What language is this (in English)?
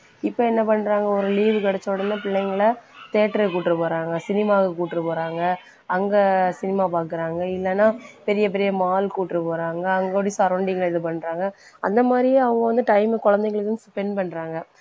Tamil